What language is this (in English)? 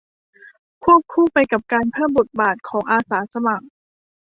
Thai